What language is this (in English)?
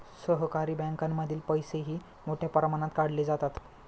Marathi